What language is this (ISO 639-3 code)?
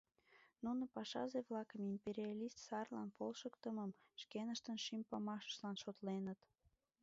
chm